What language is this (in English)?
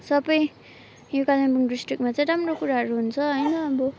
Nepali